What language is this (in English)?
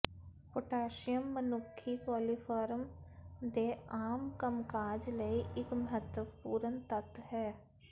Punjabi